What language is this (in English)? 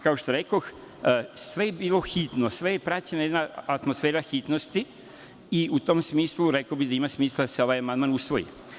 Serbian